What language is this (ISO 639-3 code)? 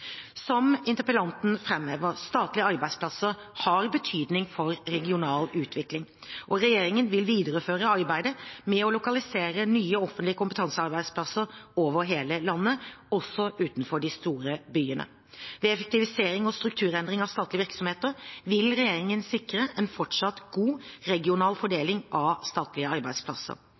nob